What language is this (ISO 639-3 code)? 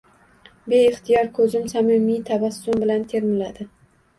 uzb